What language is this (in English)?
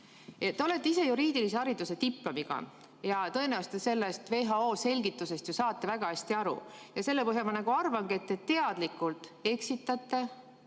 Estonian